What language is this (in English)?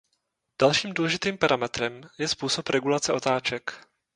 Czech